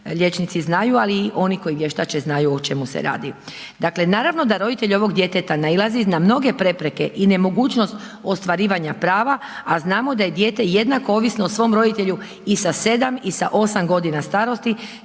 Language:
Croatian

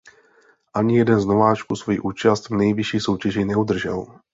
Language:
Czech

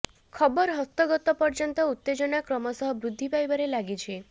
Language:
Odia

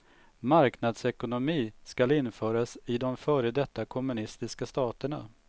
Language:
Swedish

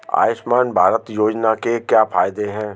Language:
Hindi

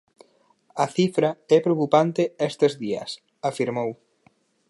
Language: Galician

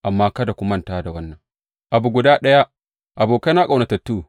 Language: Hausa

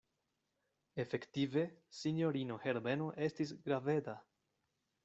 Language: Esperanto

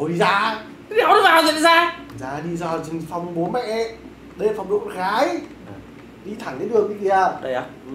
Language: Vietnamese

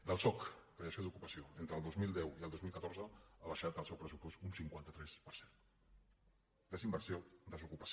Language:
Catalan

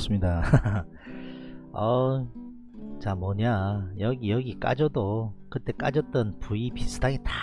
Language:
Korean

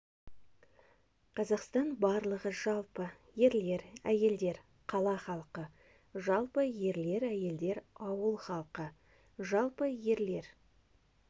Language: Kazakh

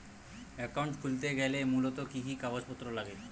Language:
Bangla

